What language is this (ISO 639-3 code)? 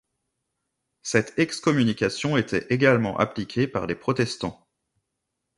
fra